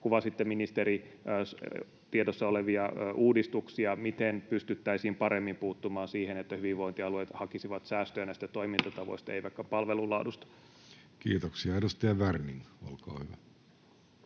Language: Finnish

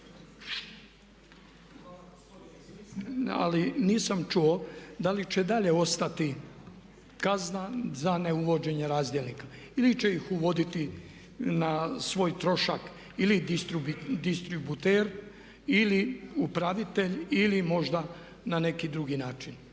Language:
Croatian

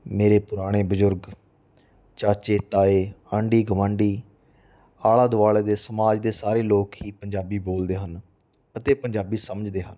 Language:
Punjabi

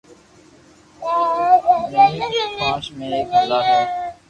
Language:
Loarki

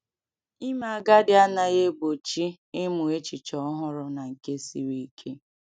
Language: Igbo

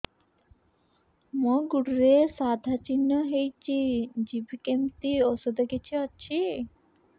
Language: Odia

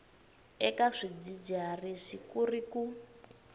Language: Tsonga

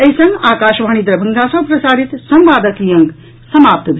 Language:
Maithili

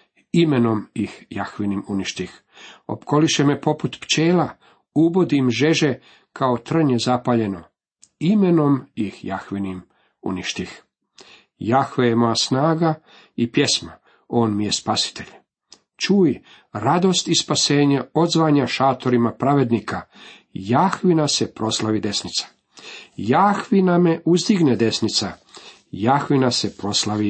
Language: Croatian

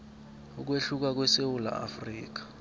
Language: South Ndebele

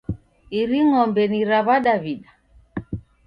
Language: Taita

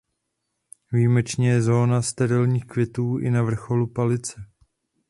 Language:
Czech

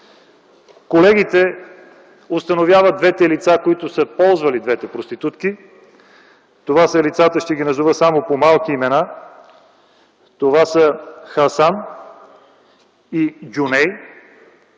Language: Bulgarian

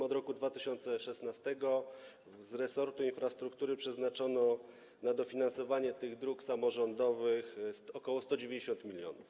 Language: Polish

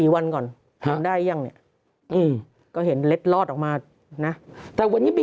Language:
Thai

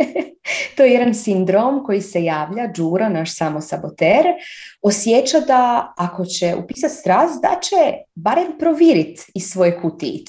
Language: Croatian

